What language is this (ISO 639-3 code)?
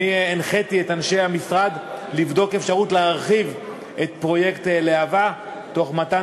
heb